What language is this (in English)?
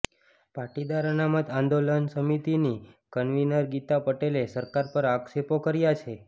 Gujarati